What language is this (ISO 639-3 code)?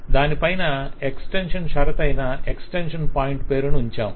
tel